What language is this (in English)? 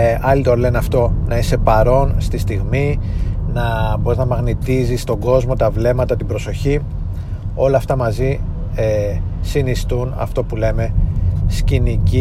Greek